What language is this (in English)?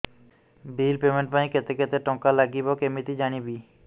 Odia